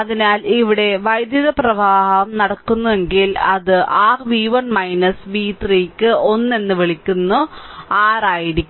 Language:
Malayalam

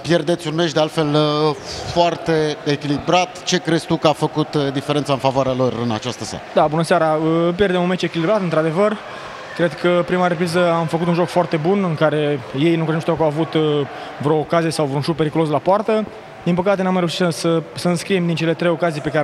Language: Romanian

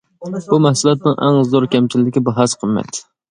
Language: Uyghur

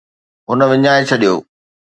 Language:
Sindhi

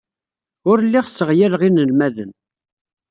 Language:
Kabyle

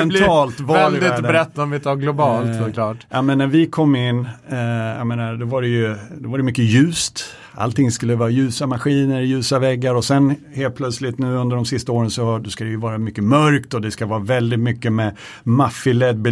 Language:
Swedish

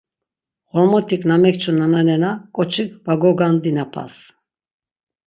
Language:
Laz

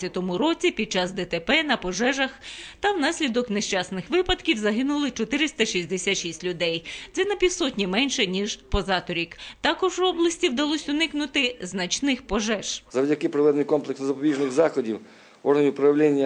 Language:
Ukrainian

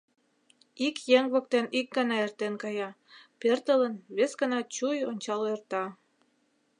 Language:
Mari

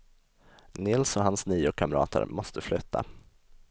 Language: Swedish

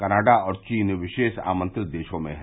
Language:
Hindi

